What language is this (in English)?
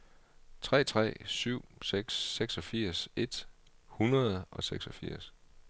Danish